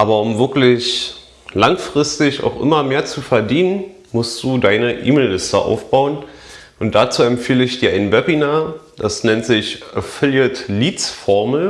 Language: German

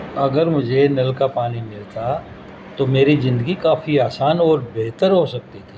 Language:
Urdu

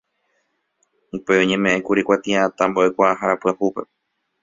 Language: Guarani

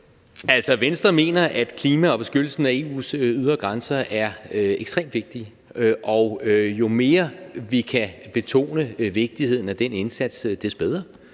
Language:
Danish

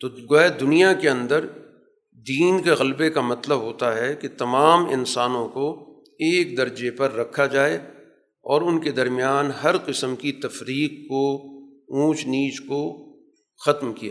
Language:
Urdu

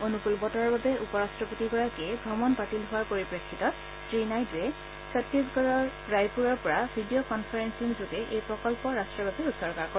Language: Assamese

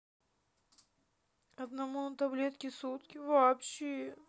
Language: Russian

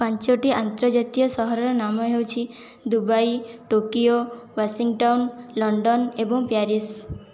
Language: Odia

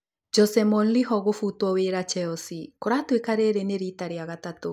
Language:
Kikuyu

